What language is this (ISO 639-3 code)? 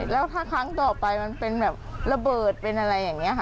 tha